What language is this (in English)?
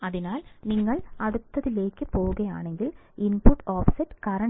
Malayalam